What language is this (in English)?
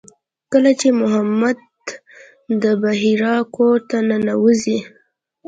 Pashto